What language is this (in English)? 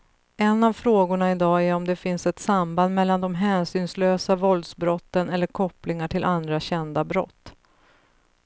Swedish